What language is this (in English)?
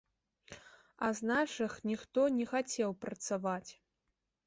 Belarusian